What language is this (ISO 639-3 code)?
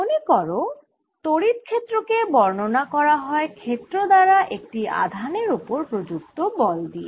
ben